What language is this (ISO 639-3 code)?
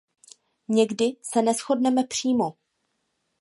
ces